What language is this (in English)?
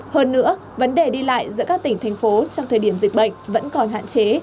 Vietnamese